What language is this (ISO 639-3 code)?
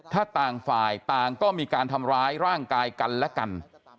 tha